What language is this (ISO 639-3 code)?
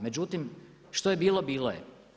hrv